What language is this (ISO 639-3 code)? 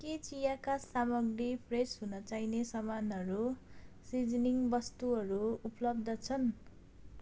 nep